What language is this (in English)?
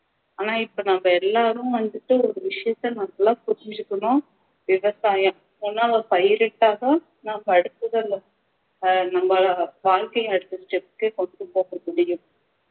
Tamil